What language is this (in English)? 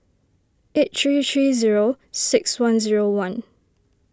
English